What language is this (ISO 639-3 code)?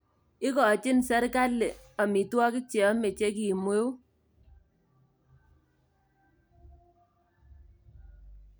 kln